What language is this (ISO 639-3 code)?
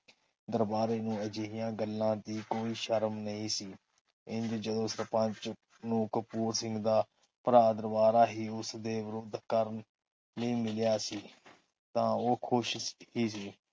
pan